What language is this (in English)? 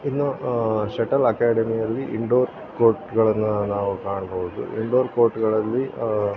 Kannada